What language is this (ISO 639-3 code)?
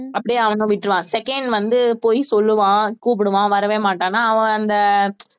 tam